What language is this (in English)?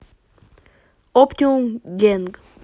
Russian